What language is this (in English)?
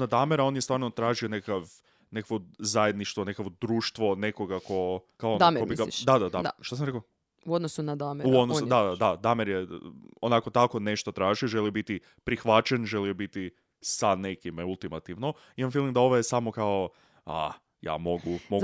Croatian